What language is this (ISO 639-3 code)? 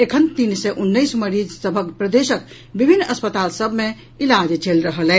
mai